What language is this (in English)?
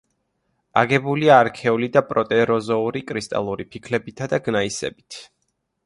Georgian